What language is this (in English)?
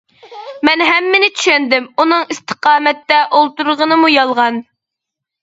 Uyghur